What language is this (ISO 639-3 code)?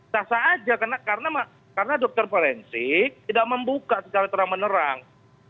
ind